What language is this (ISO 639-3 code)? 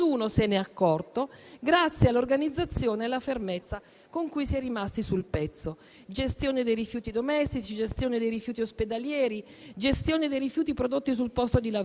ita